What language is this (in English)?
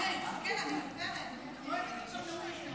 Hebrew